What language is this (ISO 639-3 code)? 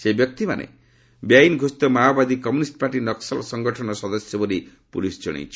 ori